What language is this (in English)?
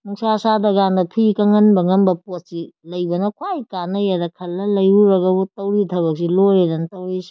Manipuri